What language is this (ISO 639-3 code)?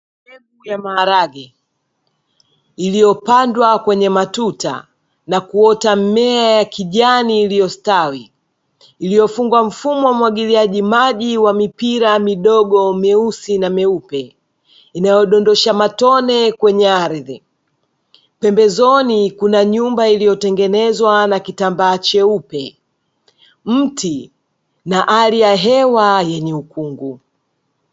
swa